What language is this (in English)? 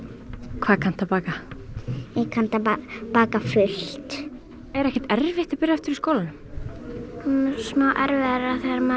Icelandic